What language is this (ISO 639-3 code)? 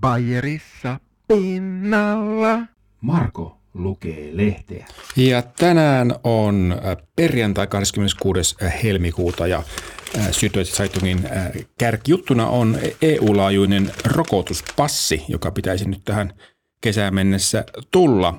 fin